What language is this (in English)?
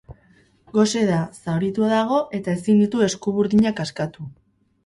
Basque